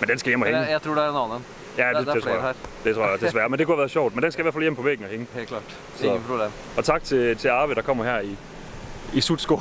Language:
Danish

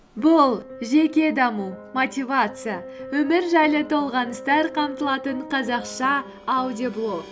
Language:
Kazakh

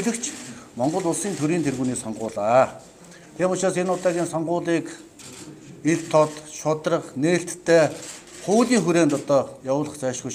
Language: Romanian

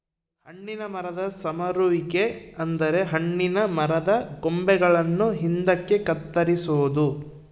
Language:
Kannada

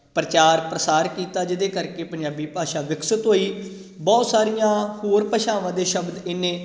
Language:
Punjabi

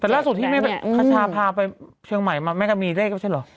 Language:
Thai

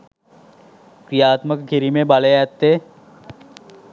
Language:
Sinhala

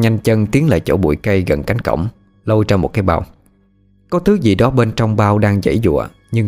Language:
Vietnamese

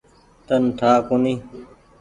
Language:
Goaria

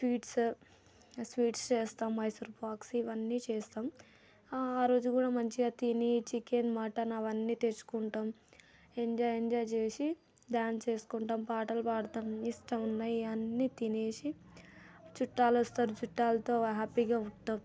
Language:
Telugu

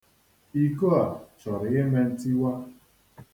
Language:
Igbo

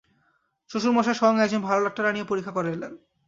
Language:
Bangla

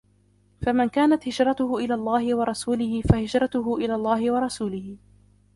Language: Arabic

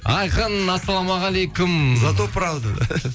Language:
Kazakh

